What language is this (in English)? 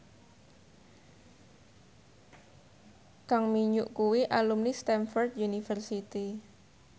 Javanese